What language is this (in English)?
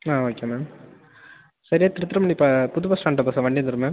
Tamil